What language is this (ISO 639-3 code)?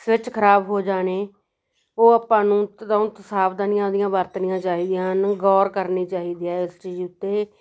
pan